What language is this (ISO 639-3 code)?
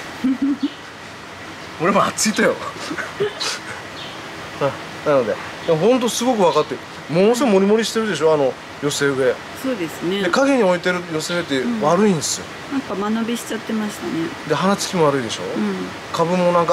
jpn